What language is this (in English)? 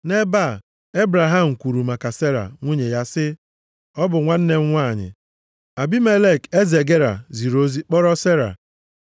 Igbo